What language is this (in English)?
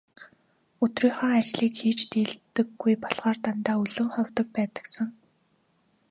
Mongolian